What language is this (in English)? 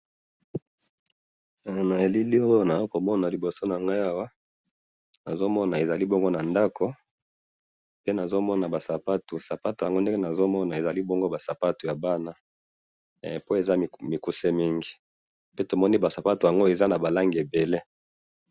Lingala